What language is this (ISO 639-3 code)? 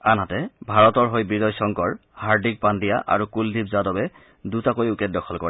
asm